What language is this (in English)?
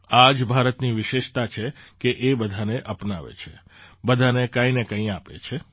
Gujarati